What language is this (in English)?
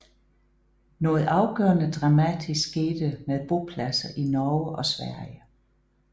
Danish